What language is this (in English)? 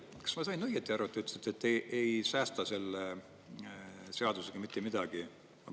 Estonian